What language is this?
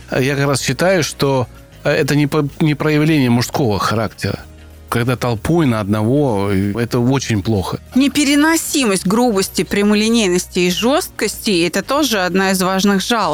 Russian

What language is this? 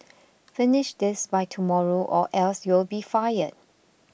English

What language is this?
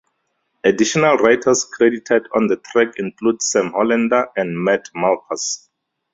English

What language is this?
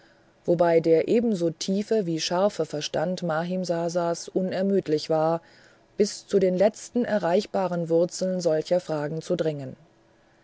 German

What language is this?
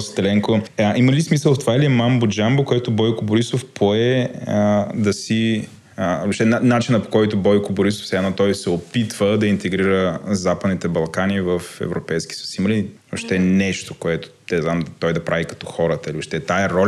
Bulgarian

